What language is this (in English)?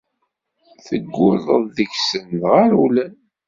Kabyle